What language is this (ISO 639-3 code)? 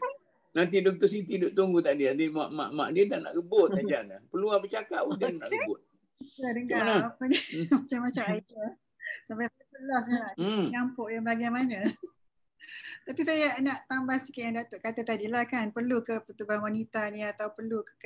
msa